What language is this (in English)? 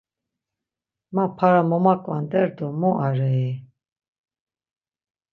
Laz